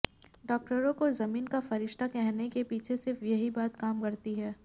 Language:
Hindi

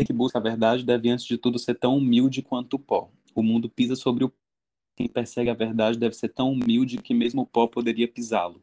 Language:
Portuguese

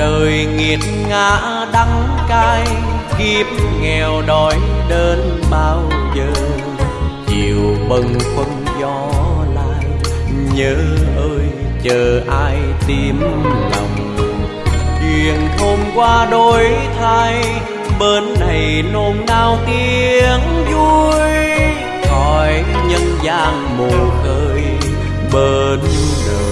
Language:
Vietnamese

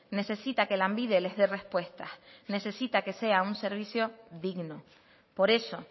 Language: Spanish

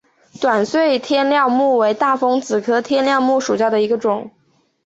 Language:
Chinese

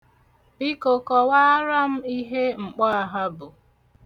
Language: Igbo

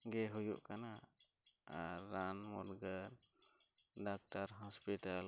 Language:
Santali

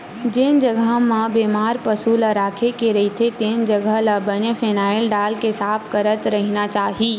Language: Chhattisgarhi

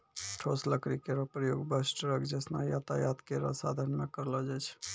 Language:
Maithili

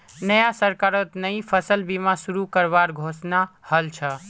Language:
Magahi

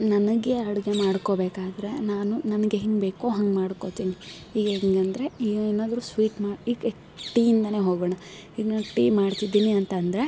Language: Kannada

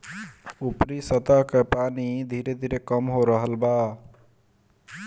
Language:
Bhojpuri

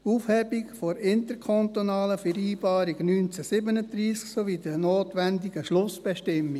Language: Swiss German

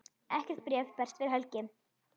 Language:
Icelandic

